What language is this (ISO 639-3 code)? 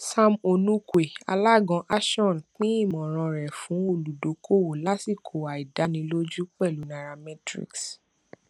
yor